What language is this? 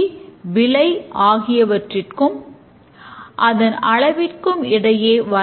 Tamil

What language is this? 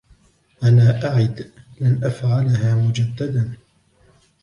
Arabic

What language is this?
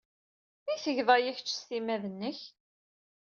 Kabyle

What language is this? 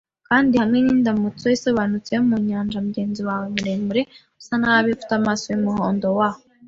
Kinyarwanda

